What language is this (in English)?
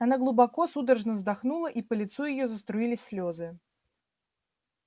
Russian